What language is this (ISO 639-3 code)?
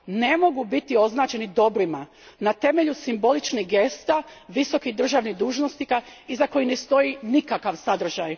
hrv